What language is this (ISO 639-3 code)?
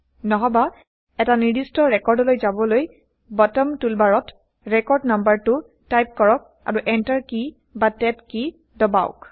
asm